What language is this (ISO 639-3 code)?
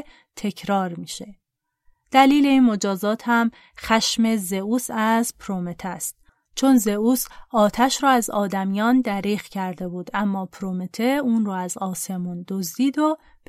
fas